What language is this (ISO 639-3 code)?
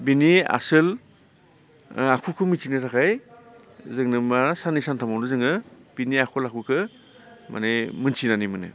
brx